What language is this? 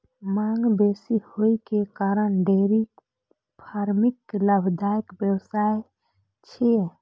Maithili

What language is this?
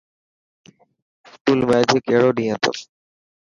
Dhatki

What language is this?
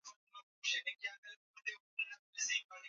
Swahili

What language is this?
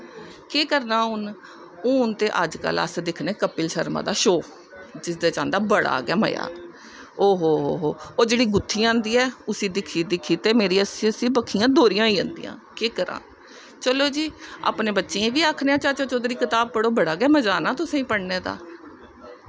Dogri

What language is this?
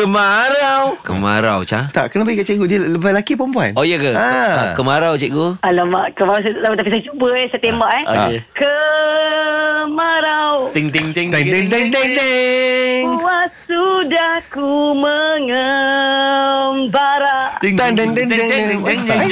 Malay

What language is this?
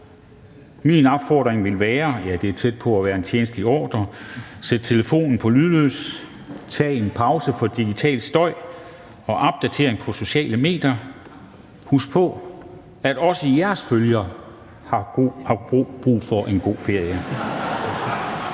Danish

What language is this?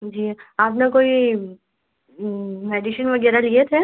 Hindi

